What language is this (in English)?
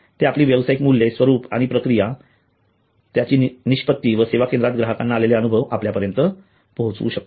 Marathi